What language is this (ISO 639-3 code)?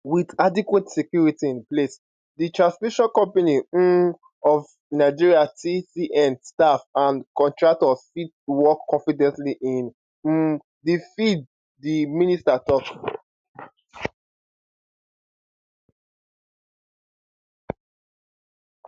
pcm